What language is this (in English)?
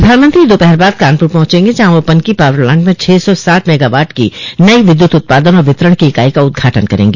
Hindi